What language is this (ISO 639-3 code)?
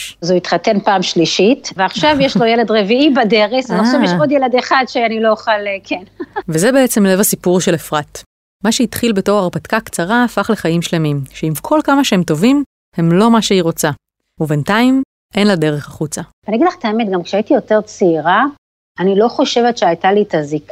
heb